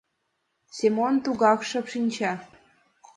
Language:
Mari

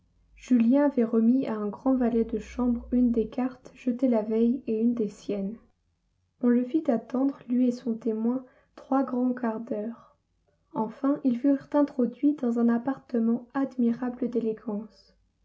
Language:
French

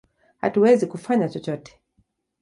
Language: Swahili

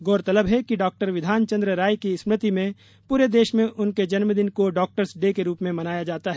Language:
Hindi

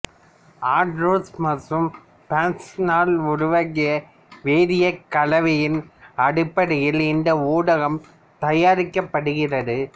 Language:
Tamil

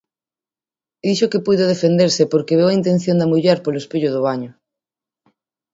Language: Galician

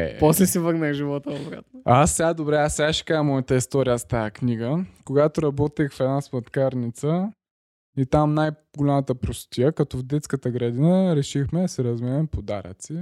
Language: Bulgarian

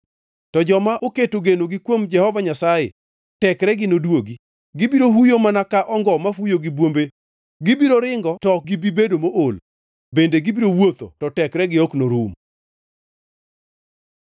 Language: Luo (Kenya and Tanzania)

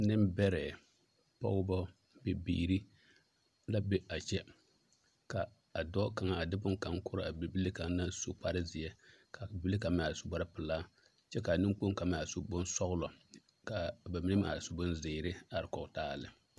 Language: Southern Dagaare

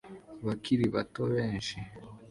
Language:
Kinyarwanda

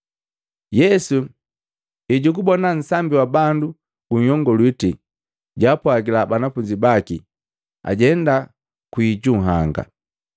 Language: Matengo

